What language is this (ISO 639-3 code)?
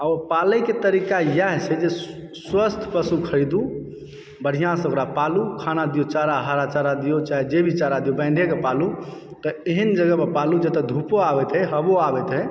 mai